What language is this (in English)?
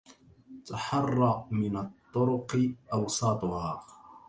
Arabic